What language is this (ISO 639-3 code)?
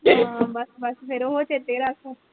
pan